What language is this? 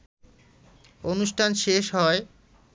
Bangla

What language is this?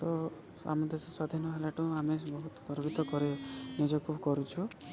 Odia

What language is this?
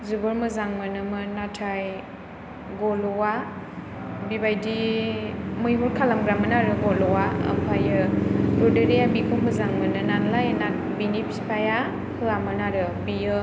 Bodo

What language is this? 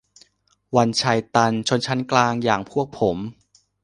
Thai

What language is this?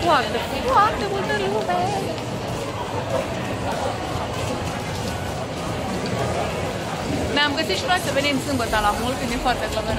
Romanian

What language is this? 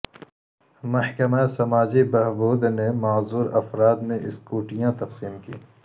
Urdu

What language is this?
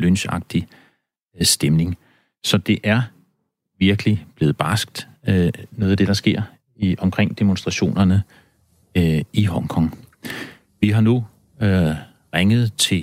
Danish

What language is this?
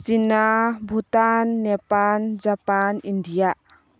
Manipuri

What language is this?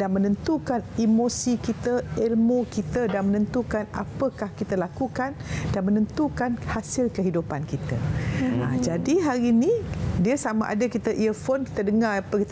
Malay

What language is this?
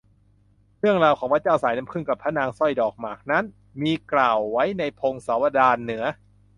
Thai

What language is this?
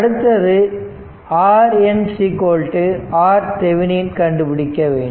Tamil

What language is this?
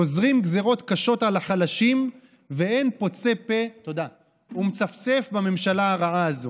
Hebrew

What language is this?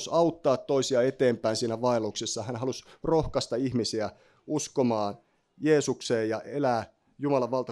Finnish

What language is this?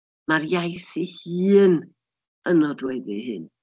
Welsh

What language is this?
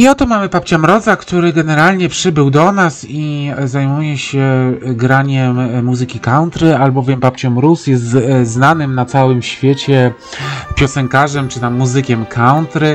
Polish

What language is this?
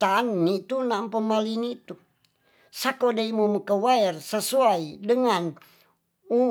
Tonsea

